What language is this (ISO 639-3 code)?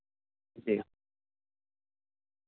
urd